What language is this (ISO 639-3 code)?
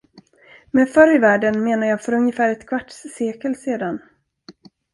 swe